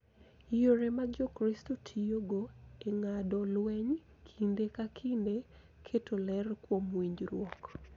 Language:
Luo (Kenya and Tanzania)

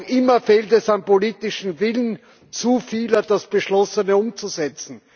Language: German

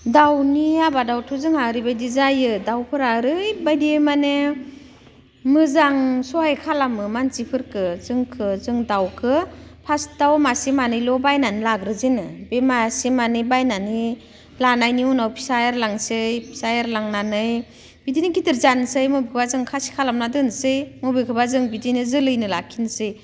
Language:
Bodo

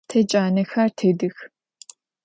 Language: Adyghe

